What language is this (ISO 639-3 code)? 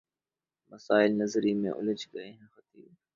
urd